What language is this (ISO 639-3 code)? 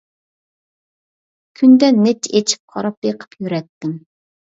uig